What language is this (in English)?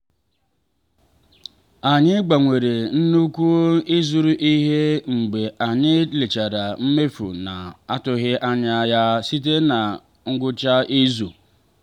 Igbo